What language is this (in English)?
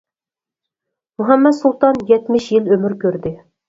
Uyghur